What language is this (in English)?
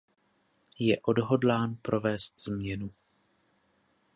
Czech